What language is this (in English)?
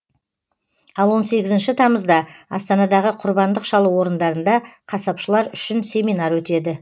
Kazakh